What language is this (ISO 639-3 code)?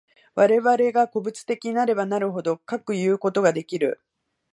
jpn